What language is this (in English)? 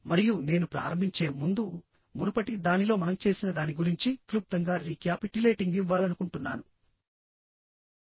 Telugu